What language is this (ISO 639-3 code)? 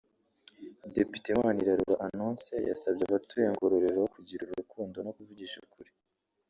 kin